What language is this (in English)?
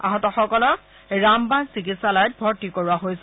Assamese